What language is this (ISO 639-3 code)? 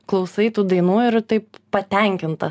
lit